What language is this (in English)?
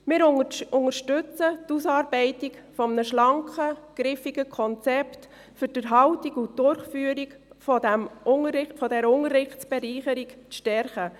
Swiss German